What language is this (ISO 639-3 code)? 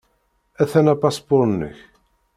kab